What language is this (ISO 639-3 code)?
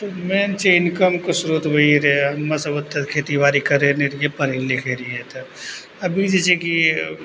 mai